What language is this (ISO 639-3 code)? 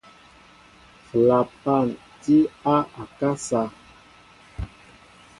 mbo